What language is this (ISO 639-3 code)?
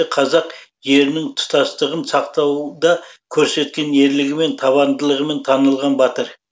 kaz